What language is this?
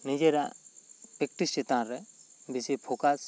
Santali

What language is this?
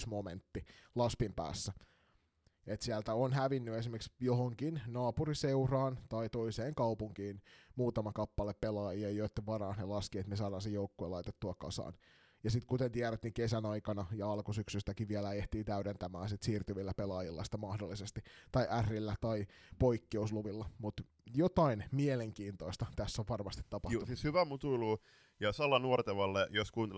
Finnish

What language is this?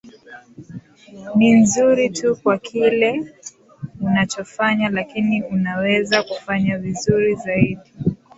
Swahili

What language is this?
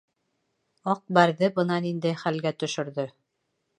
Bashkir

